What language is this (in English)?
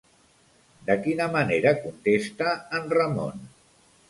Catalan